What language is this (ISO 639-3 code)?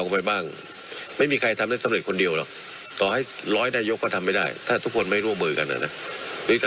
tha